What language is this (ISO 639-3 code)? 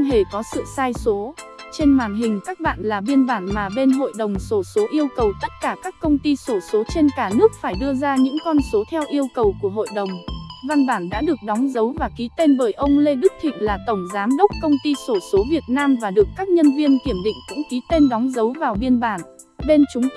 vie